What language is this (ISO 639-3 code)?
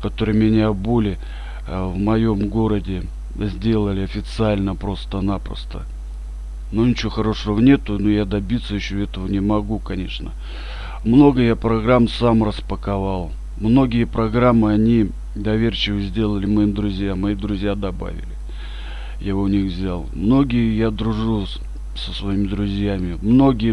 rus